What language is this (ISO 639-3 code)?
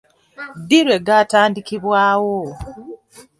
lug